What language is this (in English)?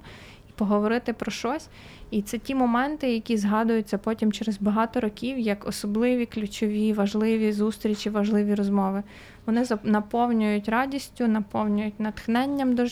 Ukrainian